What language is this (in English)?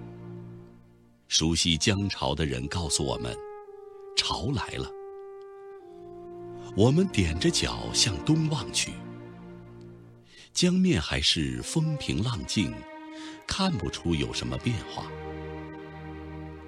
Chinese